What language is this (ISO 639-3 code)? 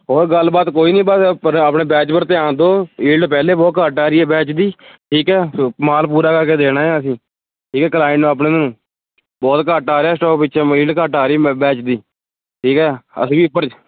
pan